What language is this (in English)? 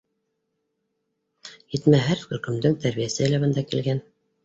Bashkir